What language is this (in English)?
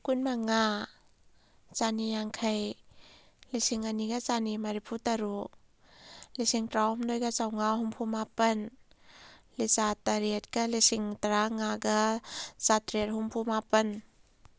Manipuri